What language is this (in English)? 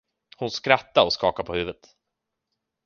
Swedish